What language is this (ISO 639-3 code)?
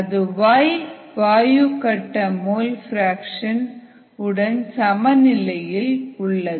tam